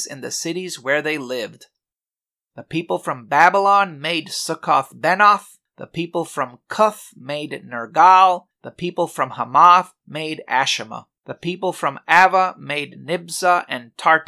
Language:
English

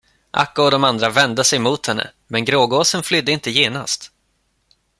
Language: Swedish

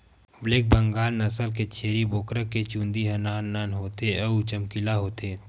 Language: Chhattisgarhi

